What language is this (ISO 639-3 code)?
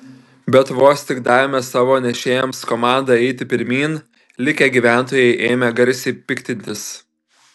lit